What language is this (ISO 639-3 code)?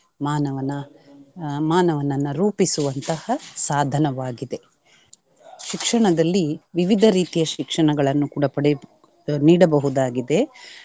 kan